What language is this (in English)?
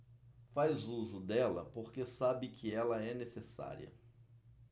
Portuguese